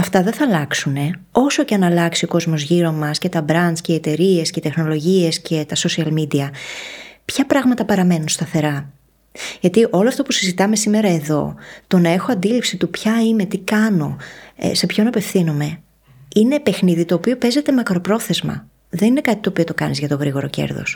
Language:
Greek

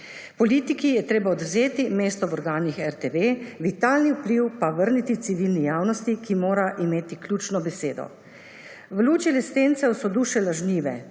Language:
Slovenian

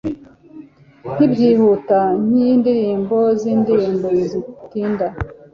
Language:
Kinyarwanda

